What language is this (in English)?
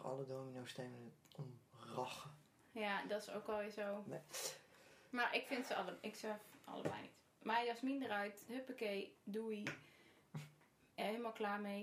Dutch